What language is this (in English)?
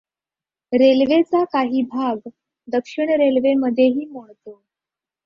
Marathi